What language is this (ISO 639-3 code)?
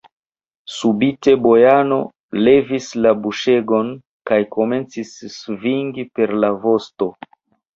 epo